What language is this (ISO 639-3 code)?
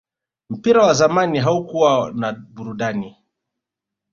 swa